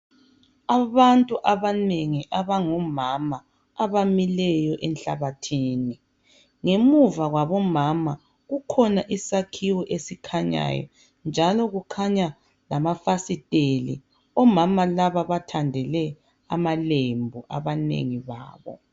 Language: North Ndebele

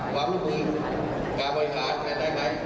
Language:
Thai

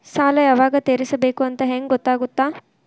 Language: Kannada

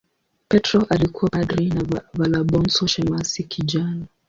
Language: Swahili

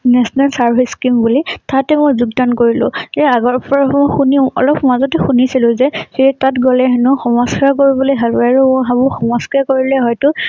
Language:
Assamese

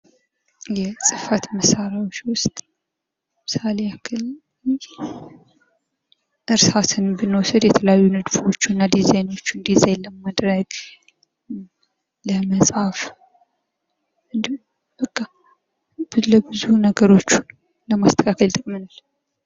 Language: Amharic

